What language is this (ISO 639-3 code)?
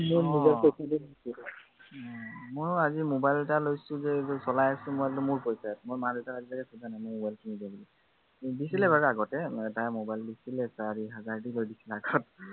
asm